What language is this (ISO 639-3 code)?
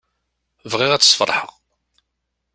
kab